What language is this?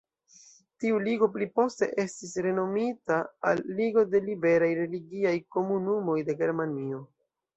Esperanto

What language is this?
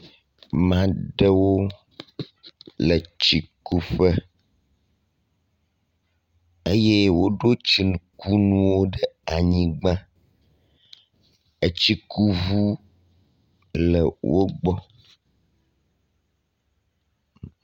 Ewe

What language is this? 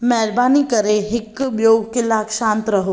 Sindhi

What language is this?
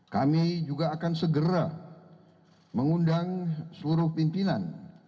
Indonesian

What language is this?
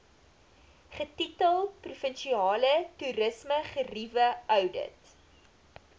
Afrikaans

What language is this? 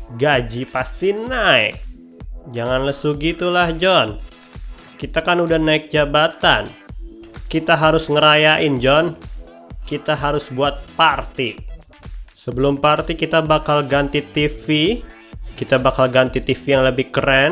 Indonesian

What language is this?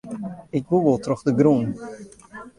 Western Frisian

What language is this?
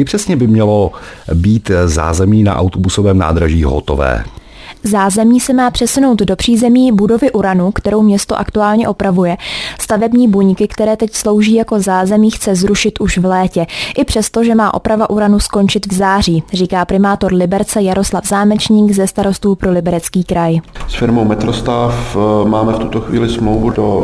Czech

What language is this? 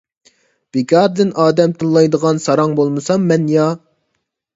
Uyghur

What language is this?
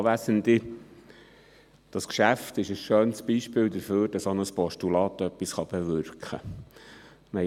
Swiss German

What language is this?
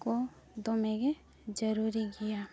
Santali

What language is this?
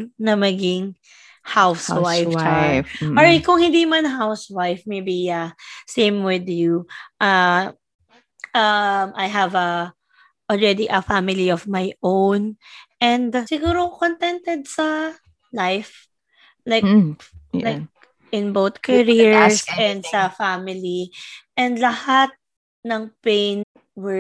Filipino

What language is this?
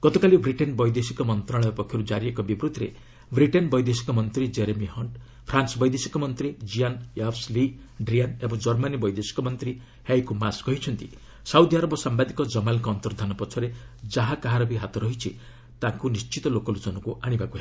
Odia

